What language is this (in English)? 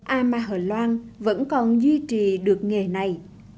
Vietnamese